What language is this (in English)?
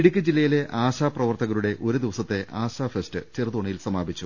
Malayalam